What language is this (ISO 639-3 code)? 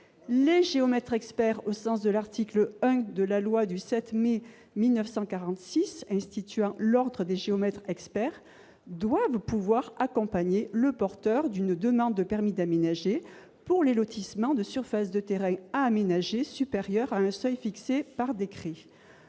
fra